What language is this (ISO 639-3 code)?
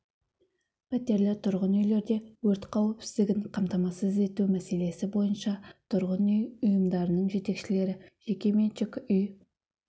kaz